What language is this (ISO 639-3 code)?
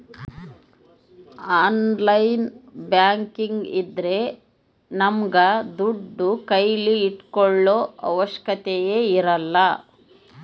kan